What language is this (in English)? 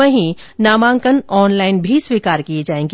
Hindi